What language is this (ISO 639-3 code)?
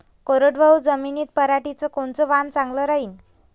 mar